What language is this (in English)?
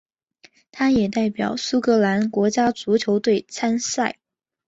Chinese